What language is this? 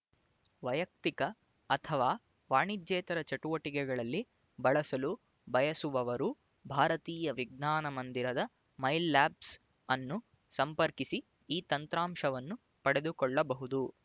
Kannada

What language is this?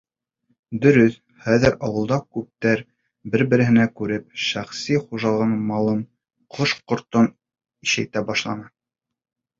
Bashkir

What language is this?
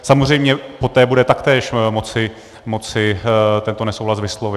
Czech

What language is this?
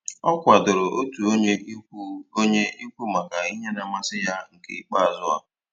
Igbo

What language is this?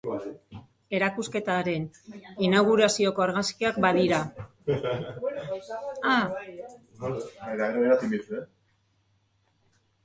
Basque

